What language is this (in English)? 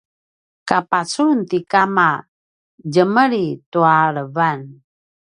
Paiwan